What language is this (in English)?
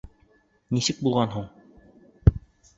Bashkir